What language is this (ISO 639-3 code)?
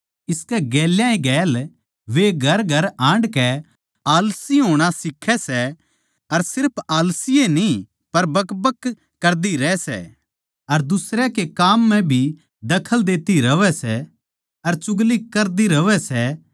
bgc